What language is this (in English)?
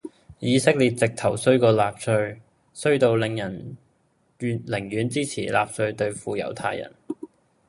Cantonese